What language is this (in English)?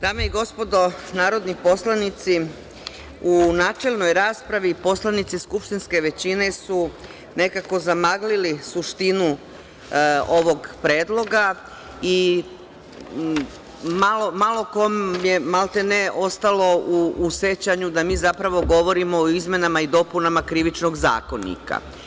Serbian